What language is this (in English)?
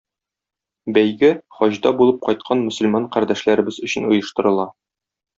Tatar